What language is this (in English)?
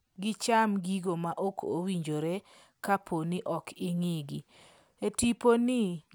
Luo (Kenya and Tanzania)